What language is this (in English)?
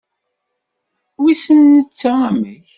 Kabyle